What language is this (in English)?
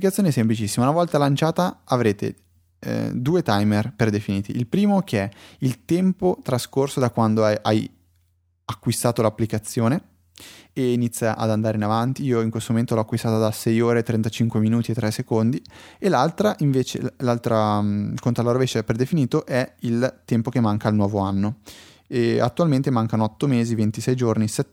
Italian